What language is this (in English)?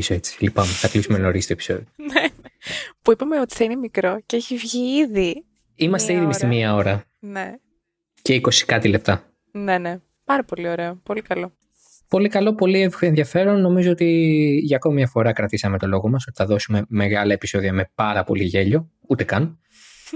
Greek